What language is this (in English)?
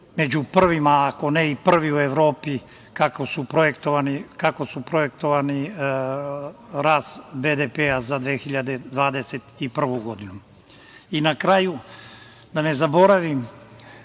Serbian